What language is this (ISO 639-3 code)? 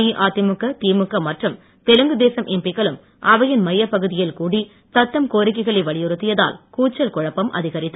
tam